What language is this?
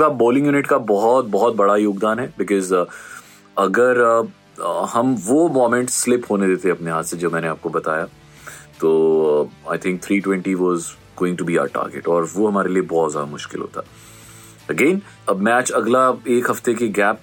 Hindi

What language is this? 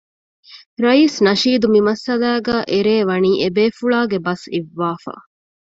Divehi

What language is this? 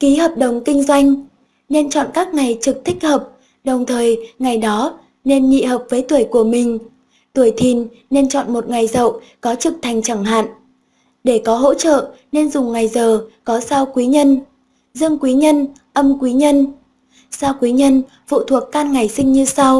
Vietnamese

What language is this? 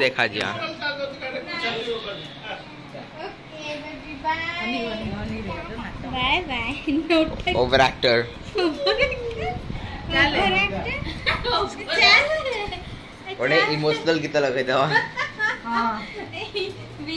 Hindi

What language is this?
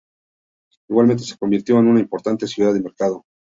Spanish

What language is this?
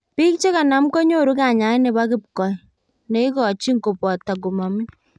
Kalenjin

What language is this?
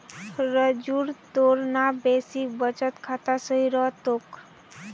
Magahi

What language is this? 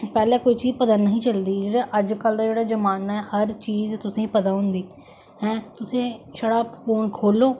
Dogri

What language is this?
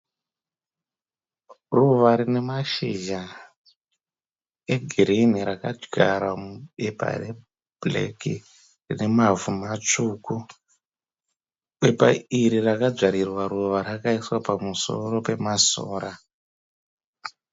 Shona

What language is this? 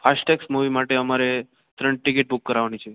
Gujarati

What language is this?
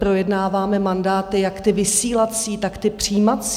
Czech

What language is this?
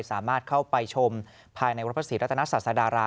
Thai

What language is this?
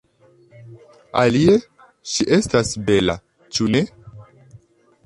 Esperanto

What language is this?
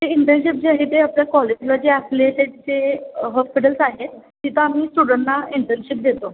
Marathi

